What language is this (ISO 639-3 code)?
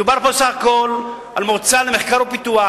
heb